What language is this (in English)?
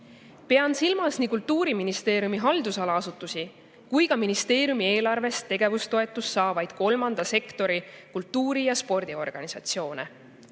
Estonian